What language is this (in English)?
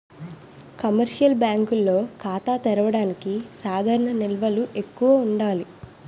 Telugu